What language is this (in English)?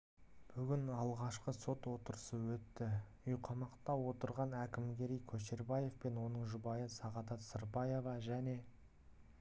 Kazakh